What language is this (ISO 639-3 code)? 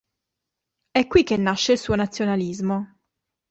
ita